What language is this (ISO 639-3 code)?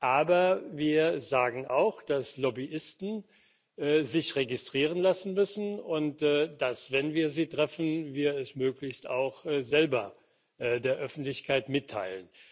deu